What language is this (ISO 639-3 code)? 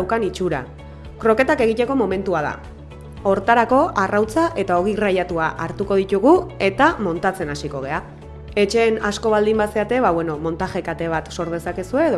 eus